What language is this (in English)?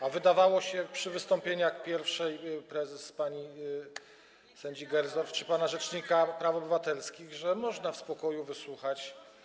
Polish